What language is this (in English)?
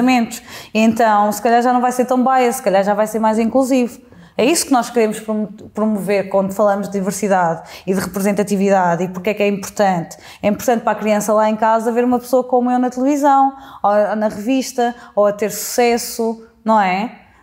Portuguese